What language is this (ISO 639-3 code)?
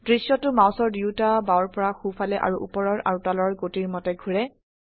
asm